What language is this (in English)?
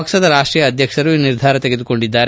Kannada